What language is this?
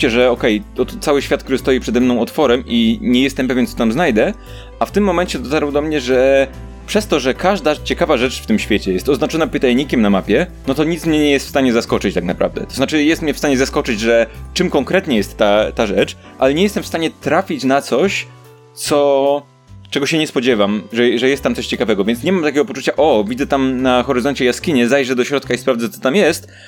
Polish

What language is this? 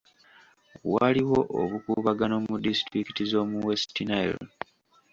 Ganda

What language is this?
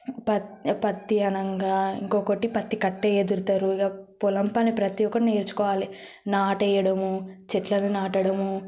Telugu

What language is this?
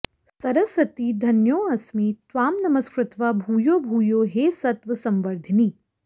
Sanskrit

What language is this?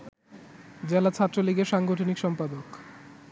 Bangla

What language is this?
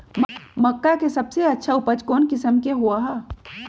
Magahi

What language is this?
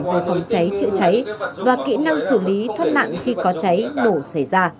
Vietnamese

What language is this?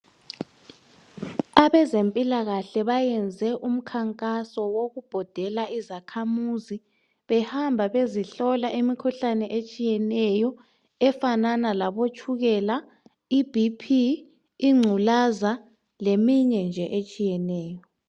North Ndebele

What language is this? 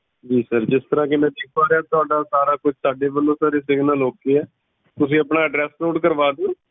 Punjabi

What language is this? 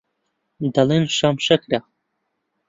Central Kurdish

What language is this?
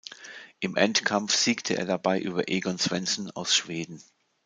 German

